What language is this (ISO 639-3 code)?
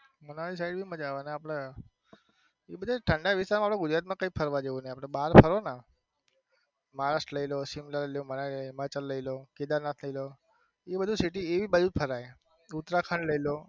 guj